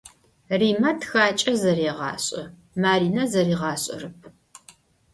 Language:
Adyghe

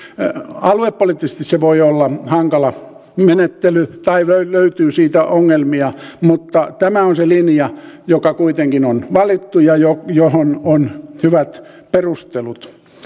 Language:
Finnish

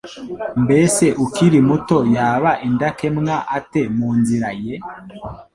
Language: Kinyarwanda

